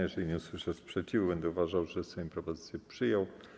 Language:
Polish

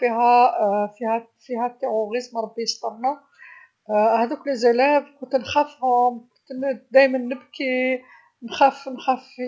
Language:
Algerian Arabic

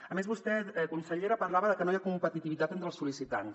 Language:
Catalan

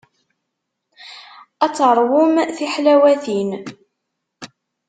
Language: Kabyle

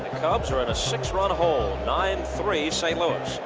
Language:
English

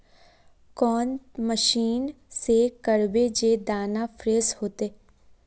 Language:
Magahi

